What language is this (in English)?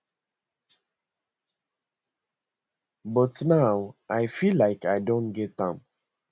Nigerian Pidgin